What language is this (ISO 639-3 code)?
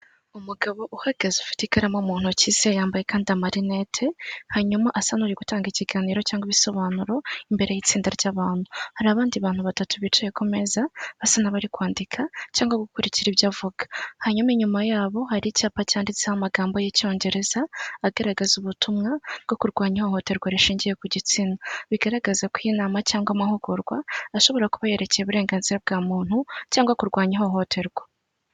kin